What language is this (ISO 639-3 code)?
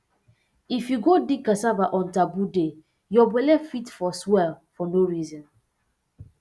pcm